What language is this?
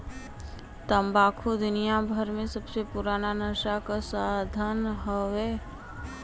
Bhojpuri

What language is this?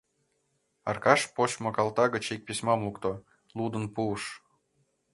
Mari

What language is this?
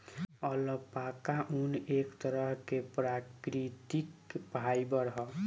Bhojpuri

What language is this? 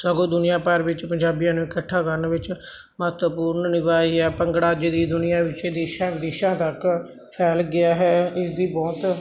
Punjabi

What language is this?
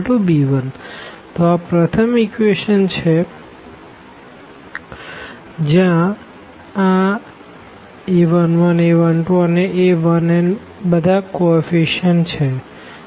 Gujarati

